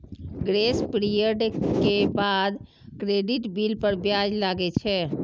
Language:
Maithili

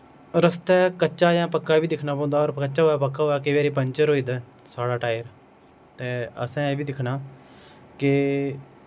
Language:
Dogri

